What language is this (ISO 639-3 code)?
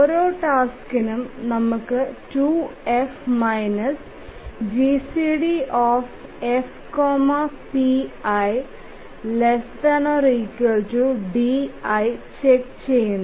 mal